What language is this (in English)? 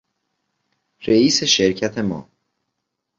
Persian